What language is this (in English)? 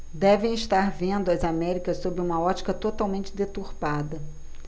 Portuguese